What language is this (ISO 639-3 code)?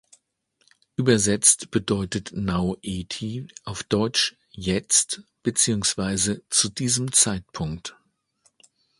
deu